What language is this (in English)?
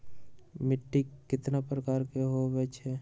Magahi